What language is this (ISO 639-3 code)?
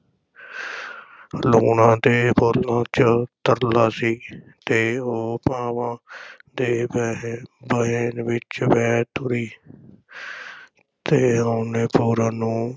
pan